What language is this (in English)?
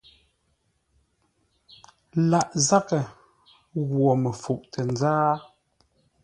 Ngombale